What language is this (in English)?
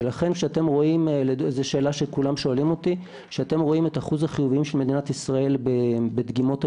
Hebrew